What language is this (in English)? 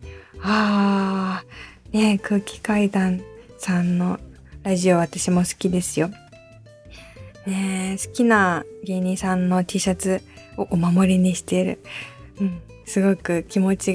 Japanese